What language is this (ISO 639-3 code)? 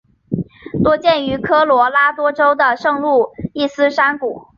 zho